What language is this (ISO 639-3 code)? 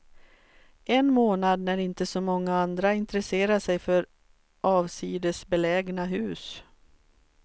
swe